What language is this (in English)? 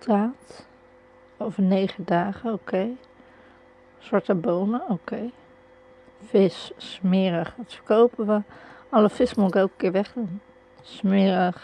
Dutch